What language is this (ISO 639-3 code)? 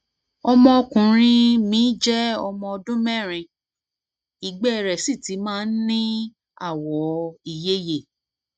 yor